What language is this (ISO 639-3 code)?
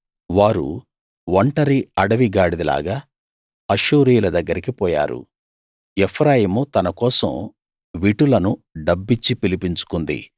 tel